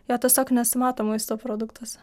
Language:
Lithuanian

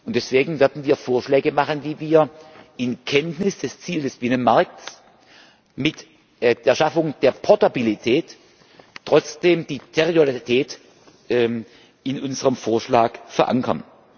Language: German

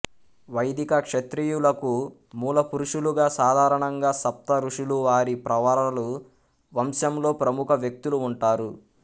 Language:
Telugu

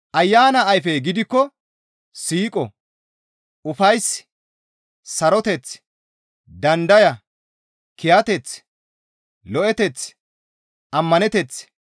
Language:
Gamo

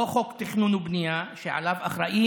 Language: Hebrew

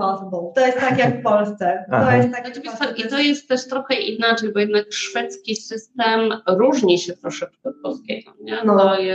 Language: Polish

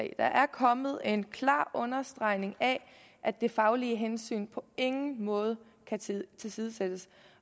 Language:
Danish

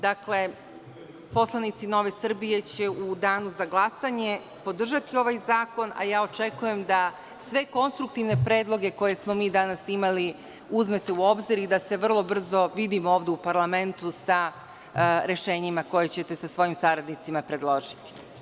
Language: Serbian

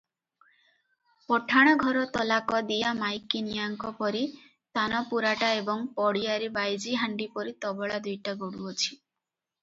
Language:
Odia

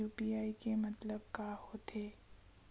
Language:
Chhattisgarhi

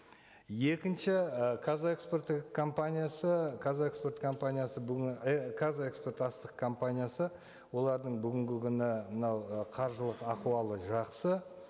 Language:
Kazakh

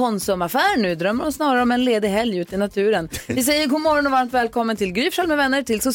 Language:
Swedish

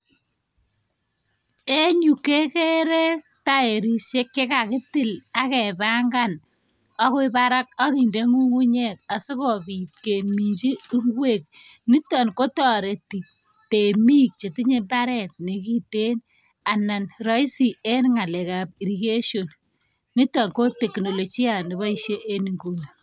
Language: Kalenjin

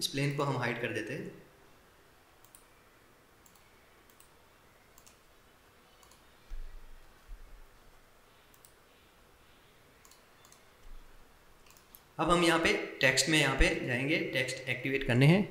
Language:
Hindi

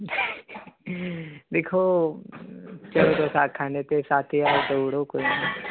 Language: Dogri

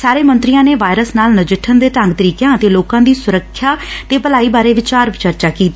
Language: Punjabi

